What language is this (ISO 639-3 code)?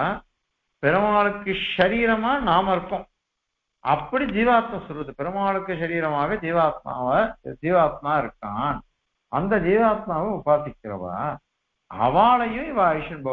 tam